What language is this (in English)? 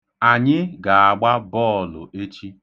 Igbo